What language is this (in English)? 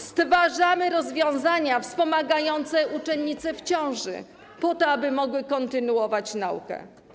Polish